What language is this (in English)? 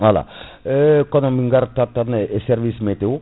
Fula